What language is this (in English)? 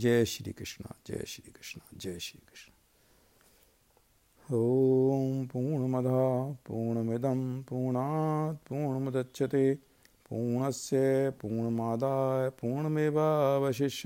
Hindi